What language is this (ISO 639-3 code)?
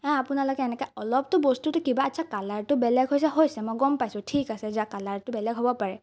asm